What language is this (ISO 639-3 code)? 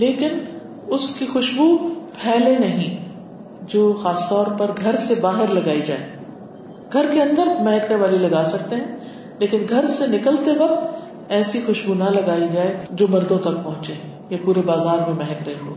urd